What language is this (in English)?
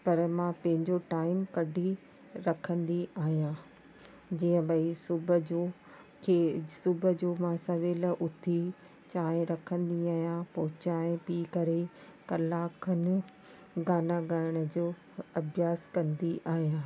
Sindhi